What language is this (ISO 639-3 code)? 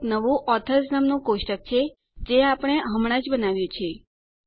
guj